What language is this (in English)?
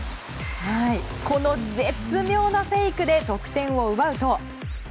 Japanese